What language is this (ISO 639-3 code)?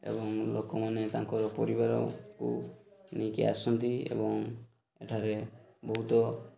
ori